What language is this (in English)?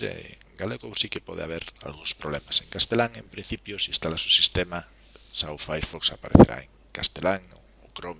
Spanish